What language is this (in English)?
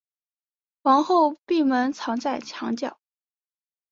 Chinese